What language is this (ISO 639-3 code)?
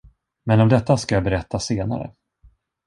swe